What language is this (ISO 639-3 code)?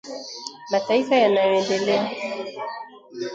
swa